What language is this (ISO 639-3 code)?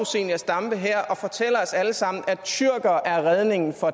dan